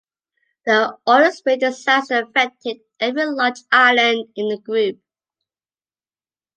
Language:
English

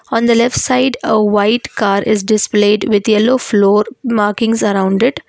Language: English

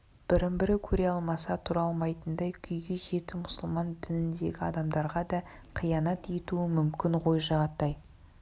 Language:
Kazakh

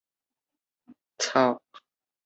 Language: Chinese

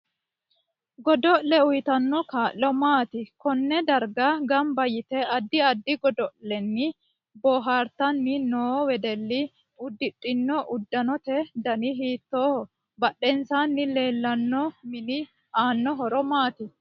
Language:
Sidamo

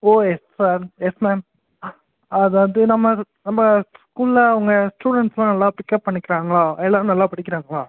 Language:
Tamil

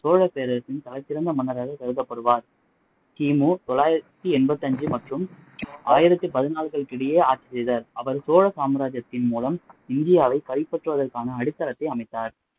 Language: Tamil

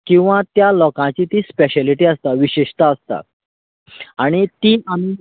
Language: Konkani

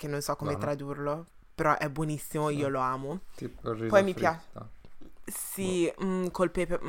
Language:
Italian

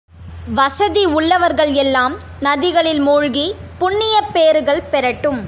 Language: Tamil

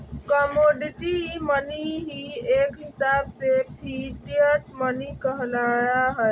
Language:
Magahi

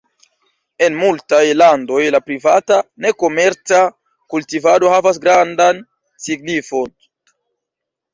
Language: Esperanto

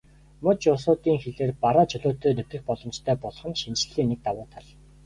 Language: Mongolian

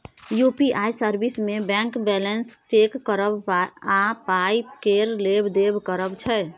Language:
Maithili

